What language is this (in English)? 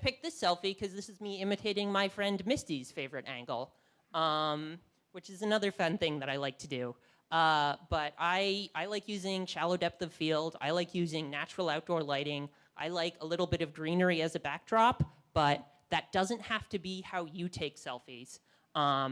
English